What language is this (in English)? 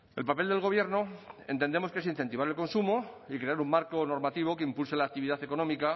Spanish